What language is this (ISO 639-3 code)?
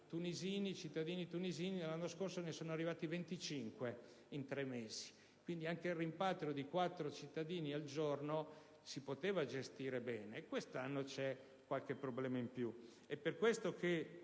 ita